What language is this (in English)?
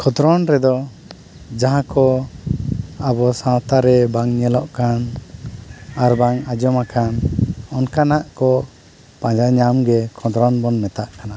Santali